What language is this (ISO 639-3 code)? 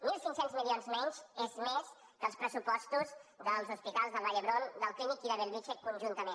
cat